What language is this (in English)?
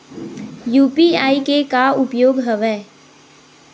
Chhattisgarhi